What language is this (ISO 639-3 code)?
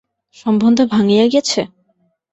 ben